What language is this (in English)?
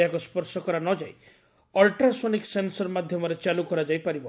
Odia